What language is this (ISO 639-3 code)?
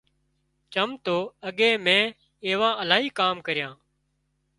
kxp